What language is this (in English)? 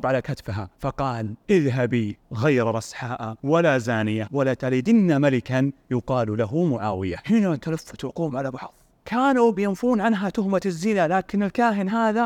Arabic